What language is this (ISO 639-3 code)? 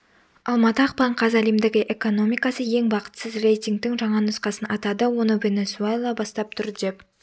kaz